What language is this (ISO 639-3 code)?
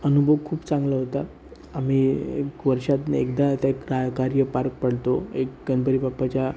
mar